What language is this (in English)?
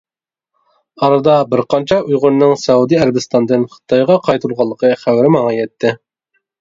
Uyghur